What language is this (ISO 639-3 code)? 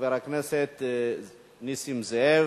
heb